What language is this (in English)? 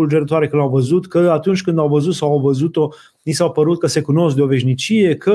Romanian